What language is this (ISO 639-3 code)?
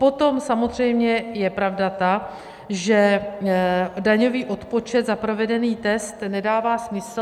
ces